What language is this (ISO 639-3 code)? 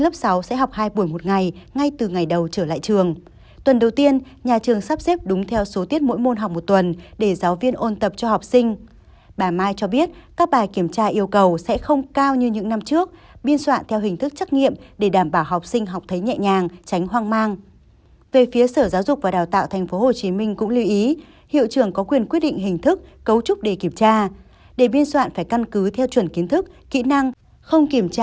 vie